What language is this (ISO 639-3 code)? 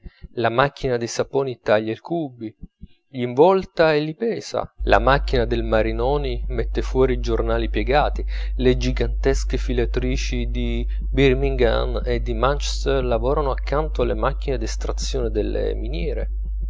ita